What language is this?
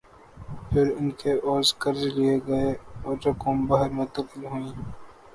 Urdu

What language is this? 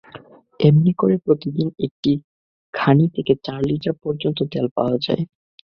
Bangla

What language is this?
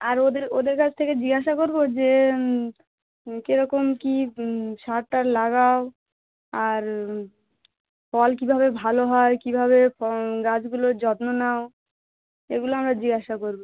Bangla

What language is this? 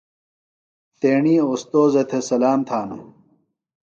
Phalura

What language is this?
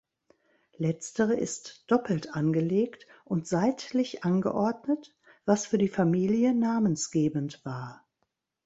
German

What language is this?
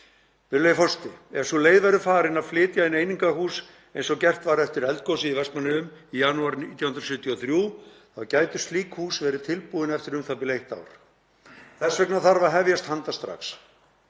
Icelandic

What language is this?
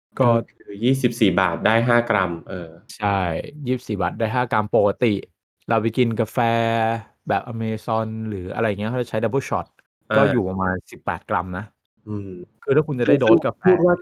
Thai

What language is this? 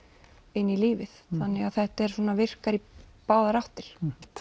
Icelandic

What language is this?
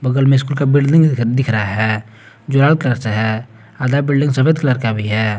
Hindi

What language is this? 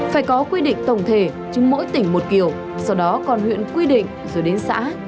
Vietnamese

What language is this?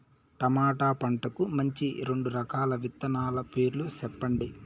Telugu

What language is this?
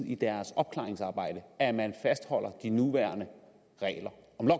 Danish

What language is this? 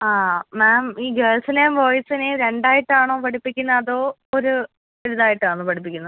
Malayalam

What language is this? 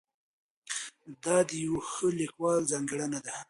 Pashto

